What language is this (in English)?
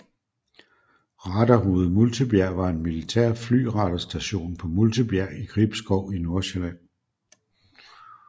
Danish